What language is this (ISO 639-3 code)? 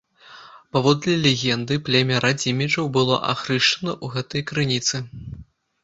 bel